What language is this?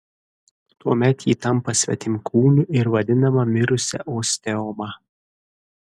Lithuanian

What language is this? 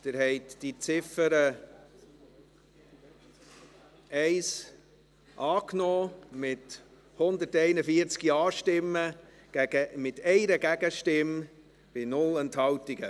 Swiss German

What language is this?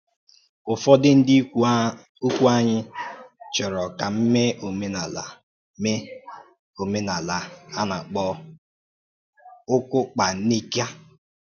Igbo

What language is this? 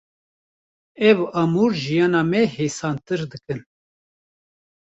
Kurdish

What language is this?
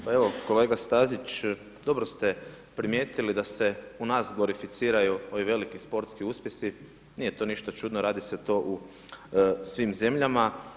Croatian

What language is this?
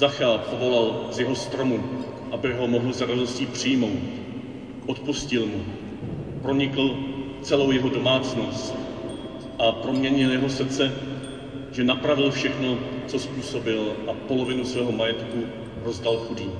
Czech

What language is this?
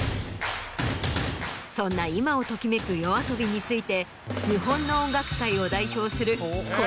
Japanese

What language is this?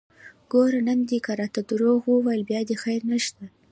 Pashto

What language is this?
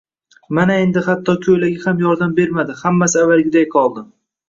Uzbek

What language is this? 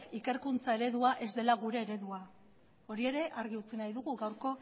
Basque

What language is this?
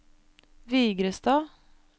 Norwegian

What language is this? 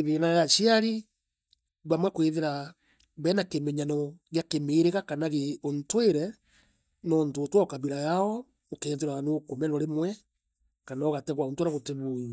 Meru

